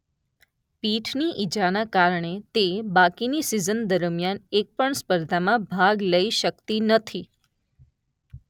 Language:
Gujarati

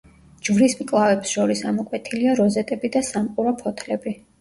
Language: Georgian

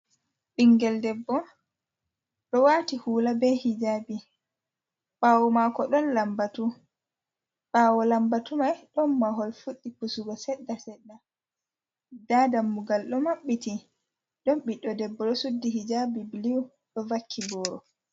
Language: Fula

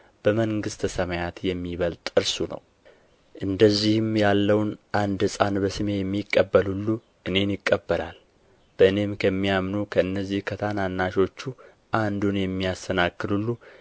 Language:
Amharic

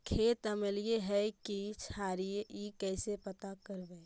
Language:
Magahi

